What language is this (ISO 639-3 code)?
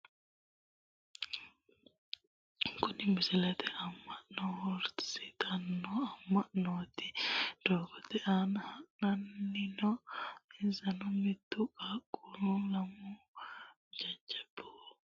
sid